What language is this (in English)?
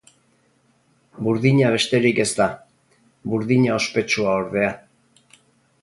Basque